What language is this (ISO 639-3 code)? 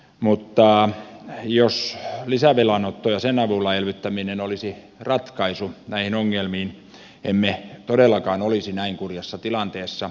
fin